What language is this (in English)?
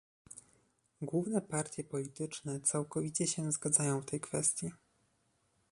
Polish